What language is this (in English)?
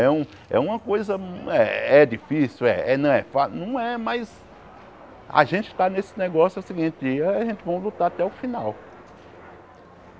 Portuguese